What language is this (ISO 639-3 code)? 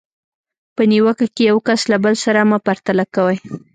pus